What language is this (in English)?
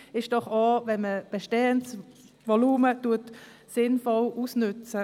Swiss German